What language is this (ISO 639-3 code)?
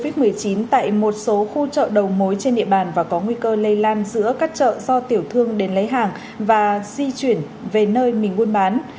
vie